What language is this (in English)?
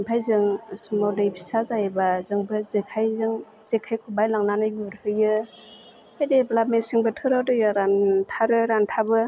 Bodo